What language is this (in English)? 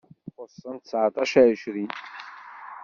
Kabyle